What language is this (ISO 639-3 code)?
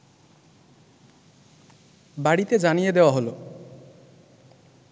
ben